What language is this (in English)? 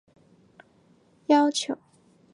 Chinese